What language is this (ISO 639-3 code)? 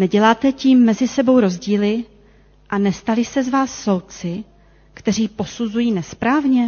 ces